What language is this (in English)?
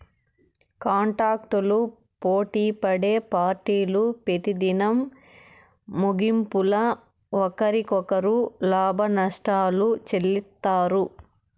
Telugu